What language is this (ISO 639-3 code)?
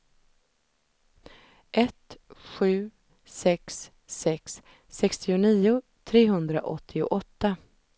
swe